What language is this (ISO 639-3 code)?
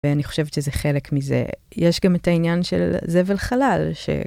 heb